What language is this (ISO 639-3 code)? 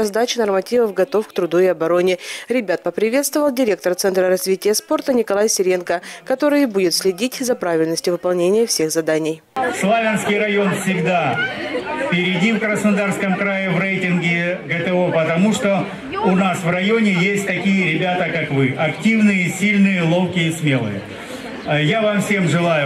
rus